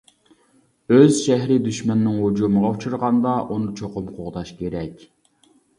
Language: Uyghur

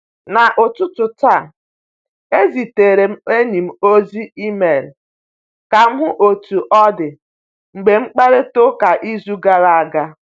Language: Igbo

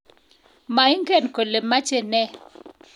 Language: Kalenjin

